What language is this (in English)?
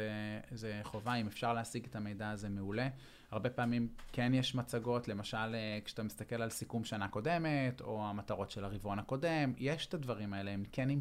Hebrew